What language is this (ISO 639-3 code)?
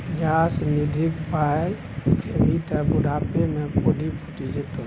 mai